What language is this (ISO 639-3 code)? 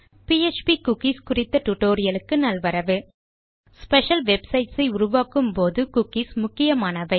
tam